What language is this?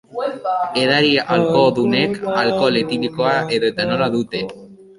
Basque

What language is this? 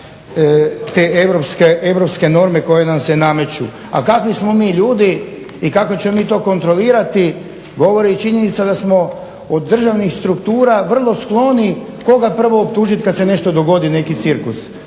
Croatian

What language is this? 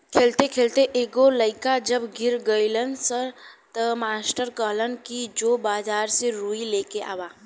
Bhojpuri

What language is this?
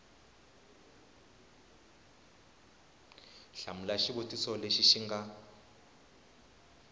Tsonga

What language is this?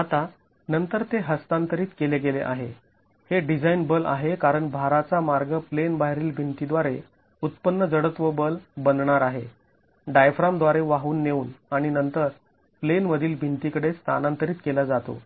Marathi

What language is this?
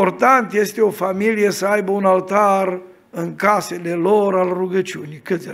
Romanian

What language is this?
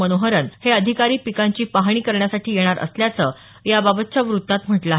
Marathi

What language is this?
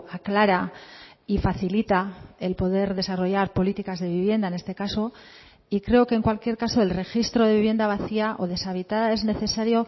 Spanish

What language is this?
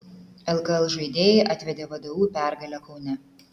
Lithuanian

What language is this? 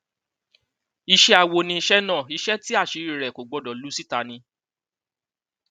Yoruba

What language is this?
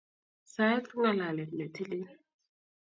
Kalenjin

